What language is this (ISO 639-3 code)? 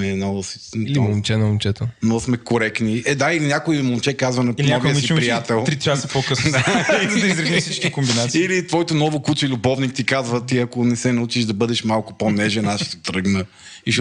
bul